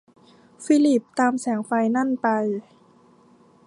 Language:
Thai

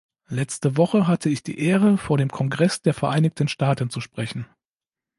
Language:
German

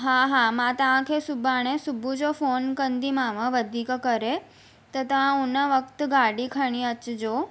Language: Sindhi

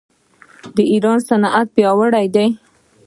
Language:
Pashto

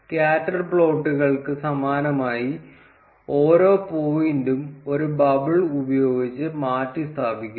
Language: Malayalam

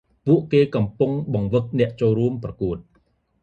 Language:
Khmer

